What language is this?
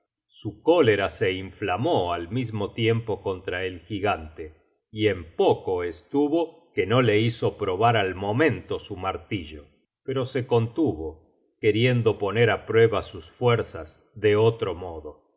Spanish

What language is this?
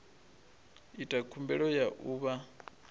Venda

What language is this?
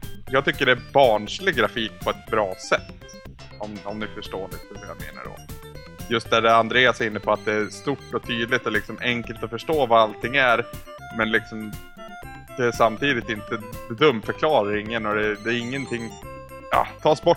Swedish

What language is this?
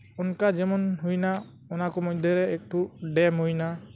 Santali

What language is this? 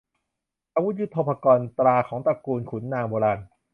Thai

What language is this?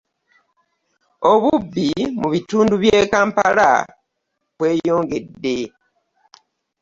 Ganda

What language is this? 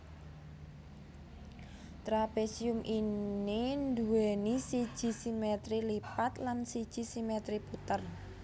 Javanese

